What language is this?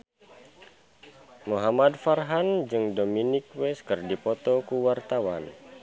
Sundanese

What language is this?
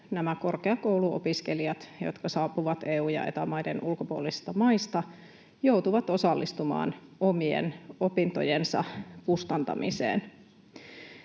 Finnish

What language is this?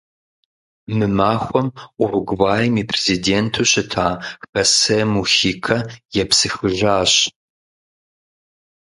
Kabardian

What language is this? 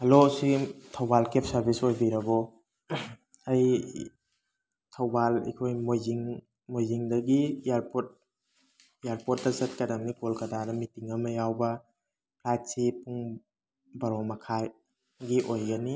Manipuri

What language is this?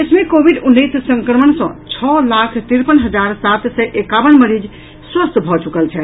Maithili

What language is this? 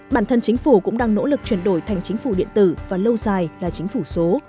Vietnamese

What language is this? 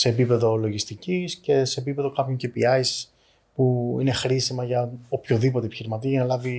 Greek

